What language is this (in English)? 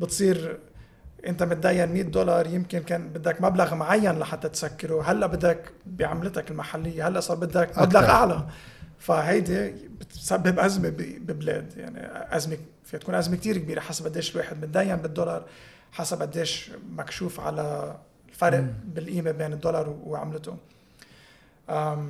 Arabic